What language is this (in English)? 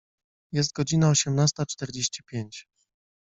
Polish